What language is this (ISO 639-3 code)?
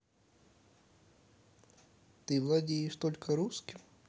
rus